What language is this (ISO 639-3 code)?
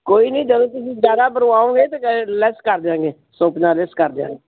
pan